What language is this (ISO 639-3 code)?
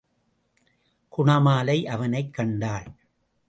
tam